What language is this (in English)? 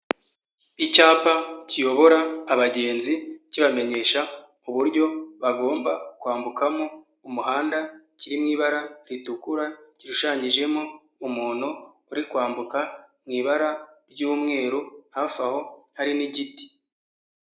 Kinyarwanda